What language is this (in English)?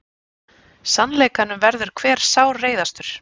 Icelandic